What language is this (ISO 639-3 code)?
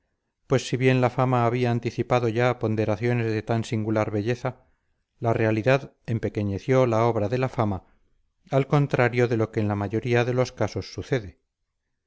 spa